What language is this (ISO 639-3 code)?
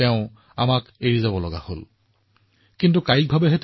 asm